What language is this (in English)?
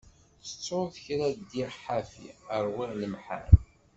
Kabyle